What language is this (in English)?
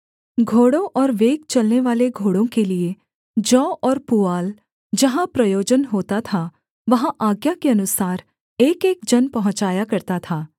Hindi